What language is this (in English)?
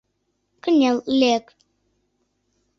Mari